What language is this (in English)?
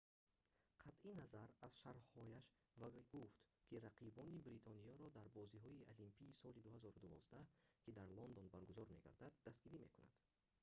Tajik